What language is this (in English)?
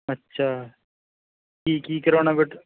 Punjabi